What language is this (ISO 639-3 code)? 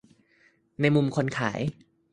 tha